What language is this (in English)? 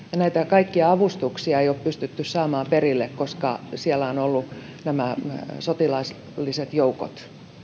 Finnish